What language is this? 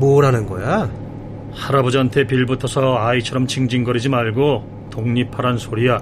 Korean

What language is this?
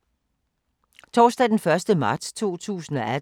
Danish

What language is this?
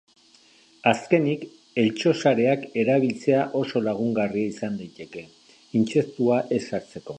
Basque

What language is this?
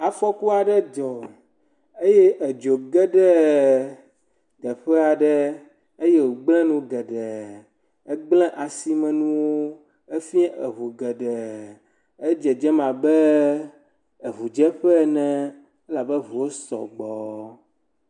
Ewe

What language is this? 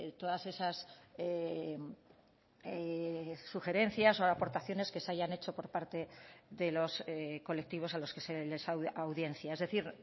Spanish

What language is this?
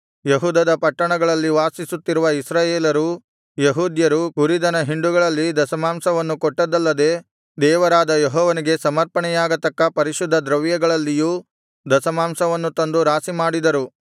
Kannada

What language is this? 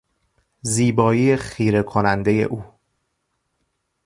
Persian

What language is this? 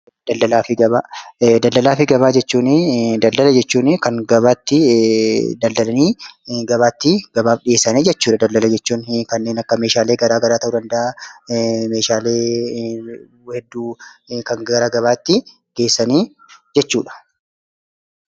Oromo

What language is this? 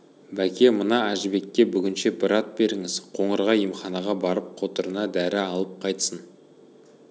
Kazakh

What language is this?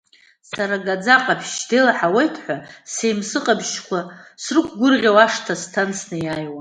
Abkhazian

